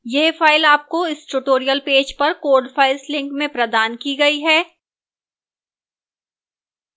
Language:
Hindi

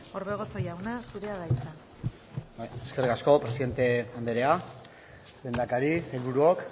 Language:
Basque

